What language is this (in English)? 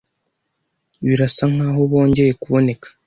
Kinyarwanda